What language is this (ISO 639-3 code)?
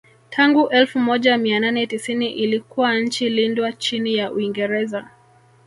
swa